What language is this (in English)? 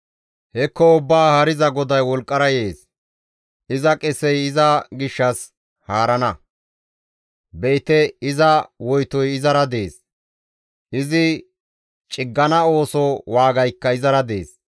Gamo